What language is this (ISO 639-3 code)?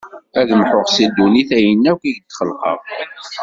kab